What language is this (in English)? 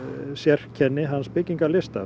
Icelandic